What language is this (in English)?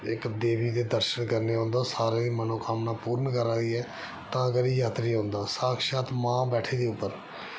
Dogri